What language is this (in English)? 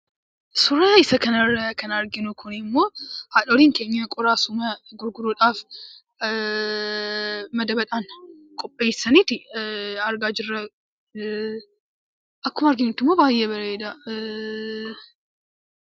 Oromo